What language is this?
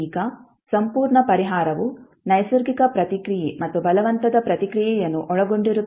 Kannada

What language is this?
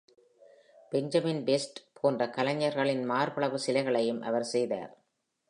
Tamil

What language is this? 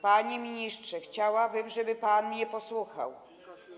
Polish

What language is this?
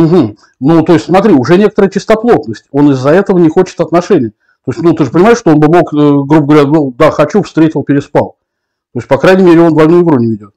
Russian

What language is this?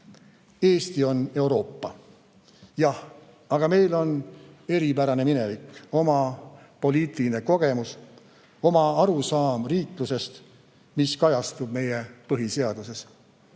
Estonian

